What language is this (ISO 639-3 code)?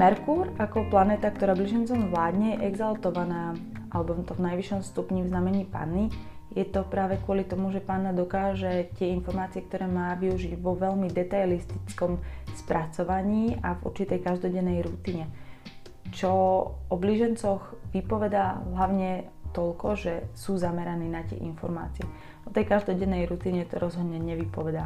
slk